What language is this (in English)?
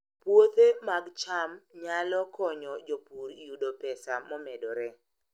Luo (Kenya and Tanzania)